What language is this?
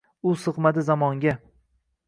Uzbek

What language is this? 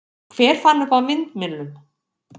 Icelandic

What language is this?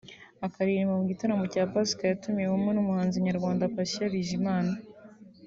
Kinyarwanda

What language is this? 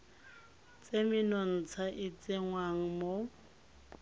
Tswana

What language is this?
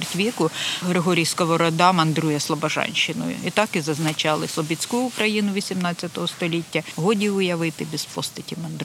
Ukrainian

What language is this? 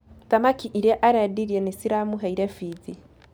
Kikuyu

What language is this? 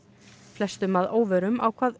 Icelandic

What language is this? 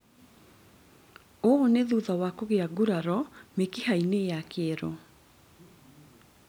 Kikuyu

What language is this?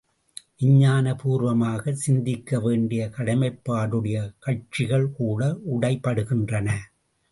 Tamil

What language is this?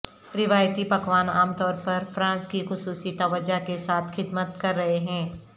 Urdu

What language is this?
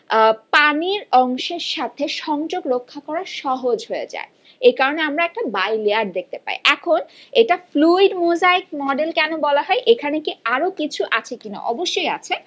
Bangla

